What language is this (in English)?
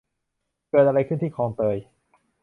Thai